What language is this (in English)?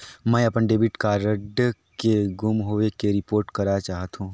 Chhattisgarhi